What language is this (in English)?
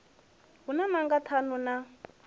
Venda